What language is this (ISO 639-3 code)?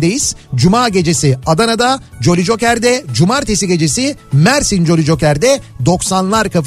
tur